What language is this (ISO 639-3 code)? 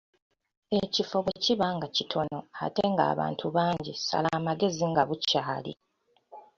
lug